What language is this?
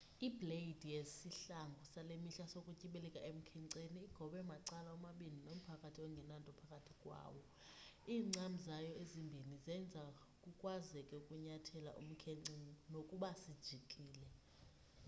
Xhosa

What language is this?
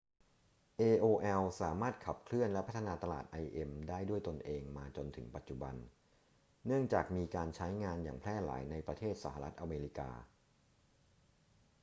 Thai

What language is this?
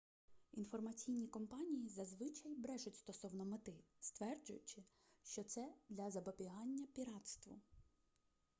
Ukrainian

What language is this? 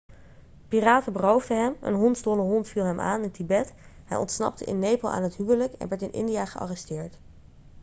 Dutch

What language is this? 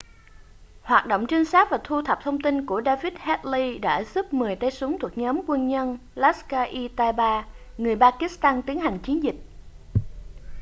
Vietnamese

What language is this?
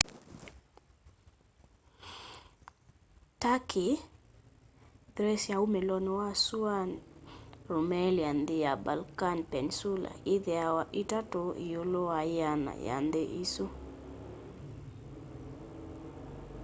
Kamba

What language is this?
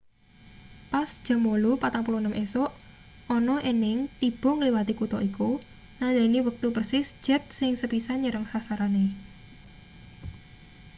Javanese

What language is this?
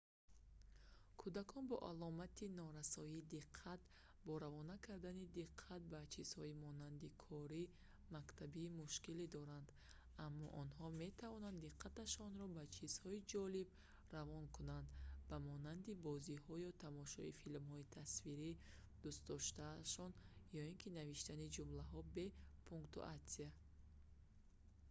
Tajik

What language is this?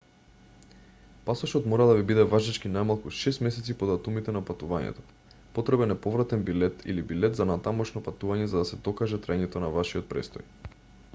Macedonian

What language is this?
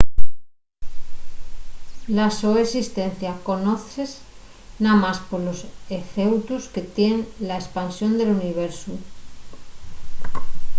Asturian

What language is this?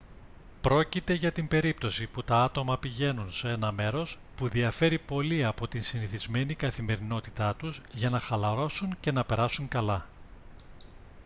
Greek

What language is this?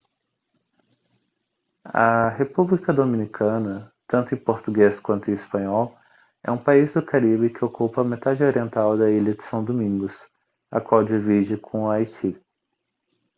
Portuguese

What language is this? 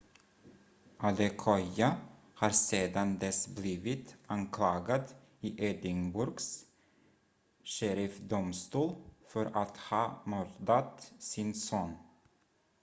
Swedish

